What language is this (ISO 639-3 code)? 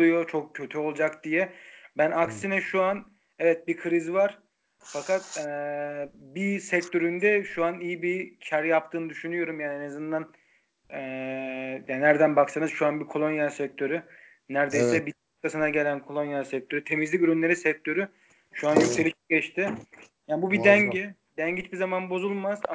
tur